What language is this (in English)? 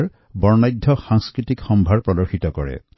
Assamese